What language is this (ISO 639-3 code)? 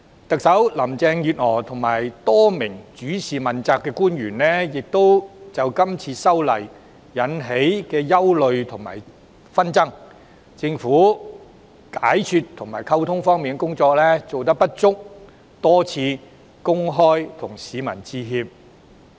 yue